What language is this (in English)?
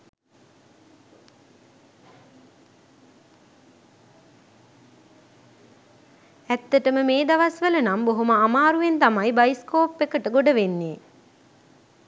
Sinhala